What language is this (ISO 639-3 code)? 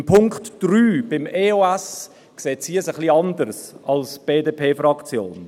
gsw